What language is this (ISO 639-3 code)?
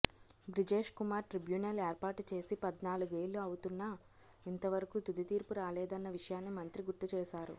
tel